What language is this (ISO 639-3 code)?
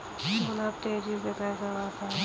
hin